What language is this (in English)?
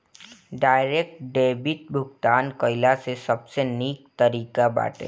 Bhojpuri